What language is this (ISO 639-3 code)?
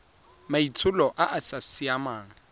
tsn